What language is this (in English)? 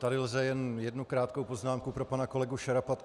Czech